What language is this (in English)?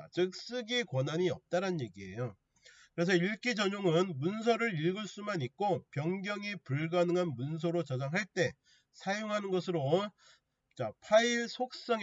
Korean